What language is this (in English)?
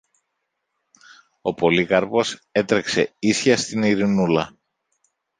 Greek